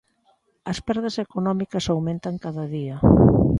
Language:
Galician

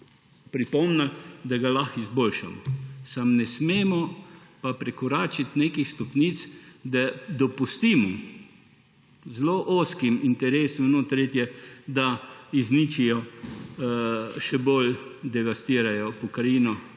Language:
Slovenian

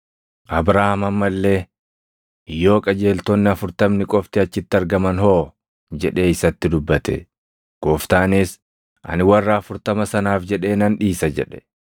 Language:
Oromo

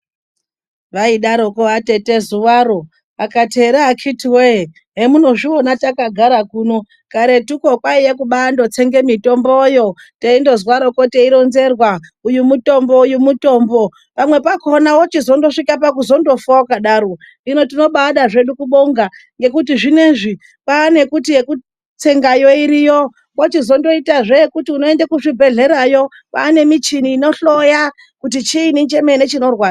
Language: Ndau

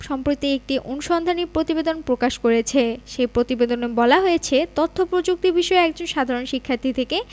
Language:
Bangla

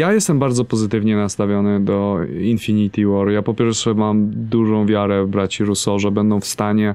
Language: Polish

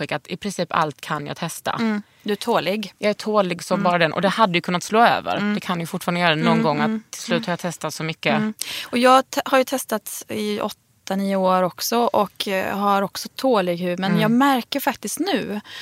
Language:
Swedish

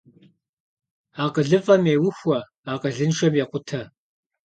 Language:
Kabardian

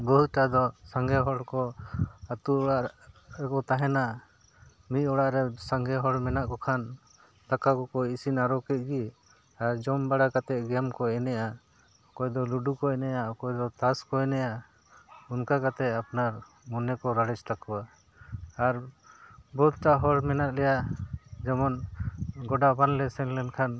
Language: Santali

